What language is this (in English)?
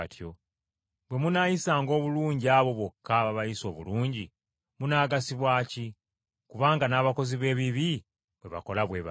Ganda